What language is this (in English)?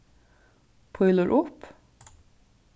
Faroese